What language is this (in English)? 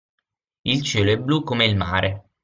Italian